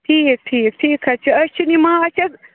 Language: Kashmiri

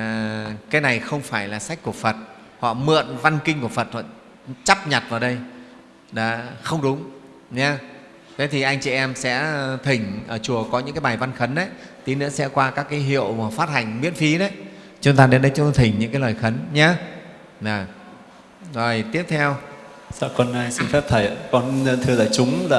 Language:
Vietnamese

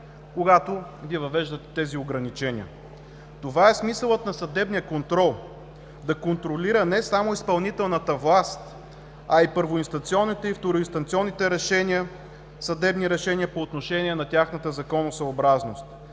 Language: Bulgarian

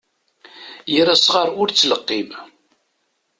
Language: Kabyle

